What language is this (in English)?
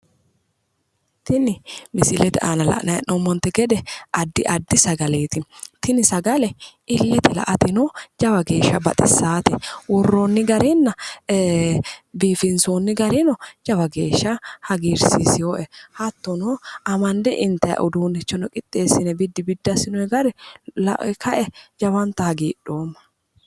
Sidamo